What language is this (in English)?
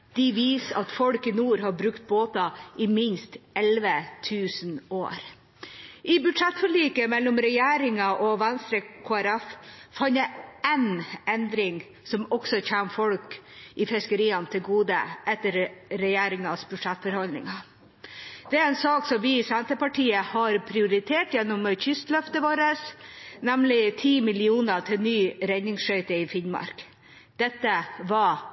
Norwegian Bokmål